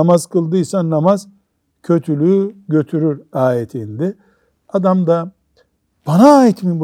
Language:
Turkish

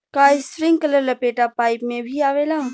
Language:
Bhojpuri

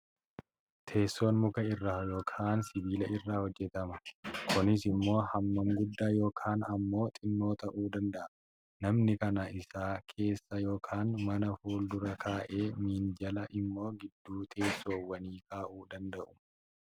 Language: Oromo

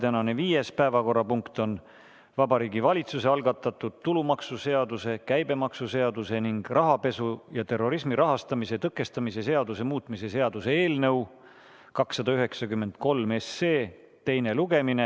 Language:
Estonian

